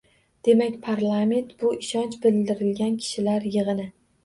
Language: Uzbek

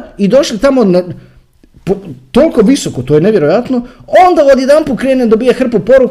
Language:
Croatian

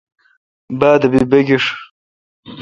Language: Kalkoti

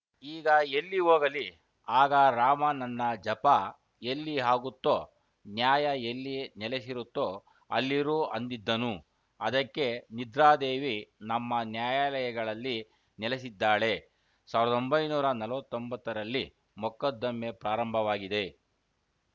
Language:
Kannada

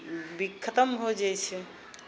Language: Maithili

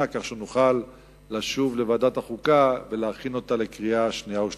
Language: Hebrew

